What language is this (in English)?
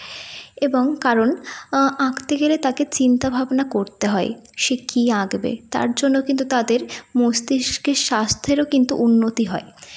Bangla